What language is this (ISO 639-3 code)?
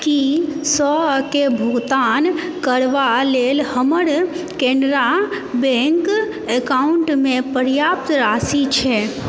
mai